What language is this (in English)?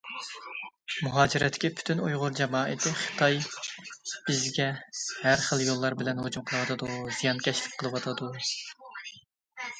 Uyghur